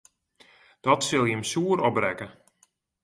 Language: Western Frisian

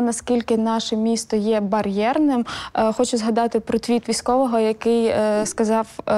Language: Ukrainian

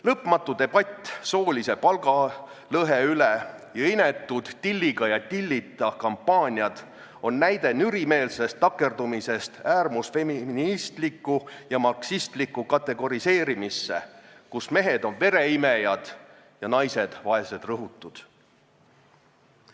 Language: Estonian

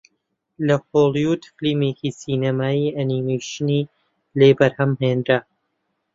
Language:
Central Kurdish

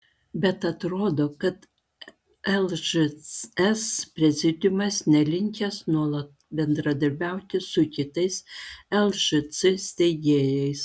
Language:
Lithuanian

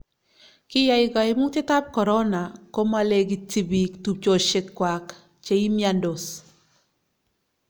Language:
Kalenjin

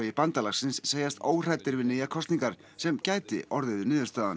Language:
Icelandic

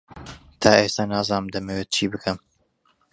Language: Central Kurdish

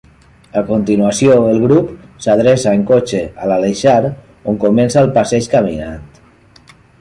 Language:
Catalan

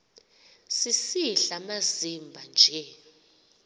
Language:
Xhosa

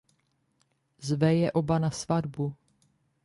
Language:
Czech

